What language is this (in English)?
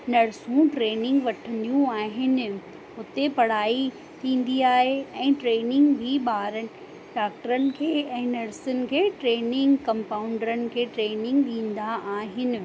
Sindhi